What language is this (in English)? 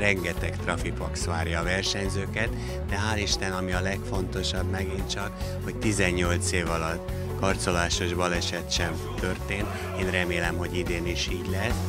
Hungarian